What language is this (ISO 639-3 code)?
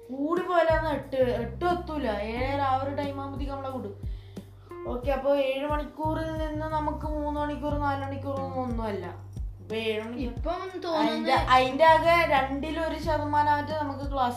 mal